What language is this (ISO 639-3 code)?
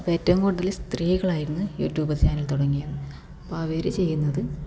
mal